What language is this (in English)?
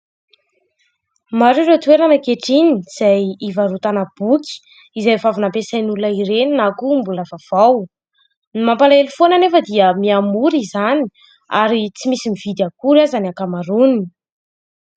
Malagasy